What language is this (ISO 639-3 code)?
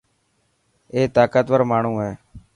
mki